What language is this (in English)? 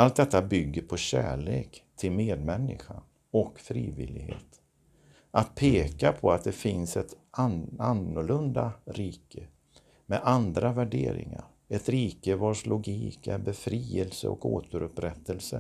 Swedish